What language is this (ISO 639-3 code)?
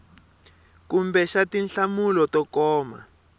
tso